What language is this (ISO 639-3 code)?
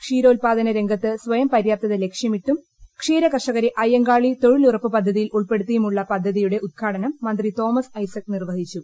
mal